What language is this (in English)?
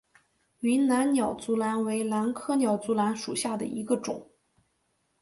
Chinese